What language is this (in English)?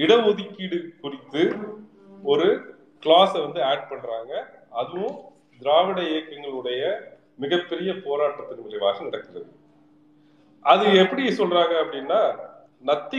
Tamil